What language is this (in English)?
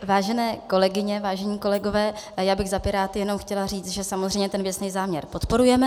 Czech